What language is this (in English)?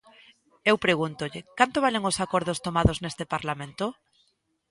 Galician